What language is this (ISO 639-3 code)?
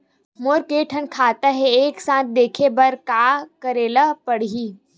hne